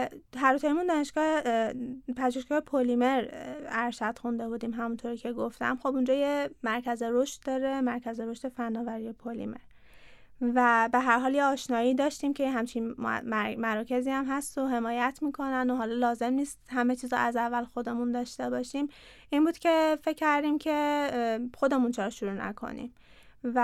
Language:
Persian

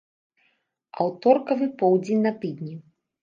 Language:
Belarusian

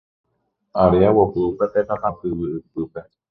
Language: Guarani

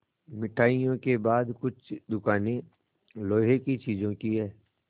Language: Hindi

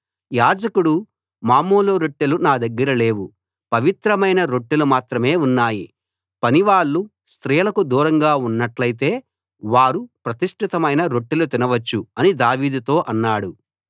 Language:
Telugu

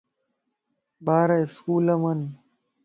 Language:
Lasi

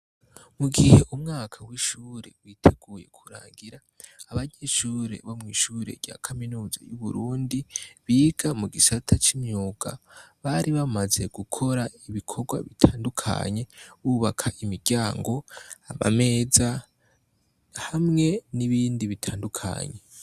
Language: Rundi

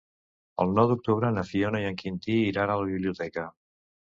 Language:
Catalan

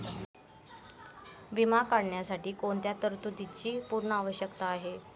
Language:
Marathi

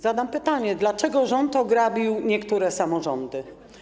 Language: Polish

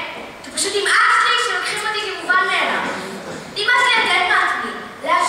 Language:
Hebrew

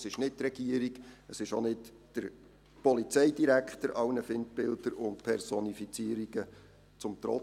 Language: Swiss German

